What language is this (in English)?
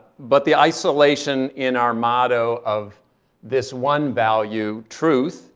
English